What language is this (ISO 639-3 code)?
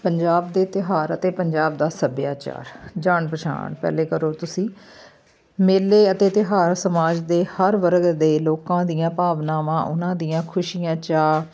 pan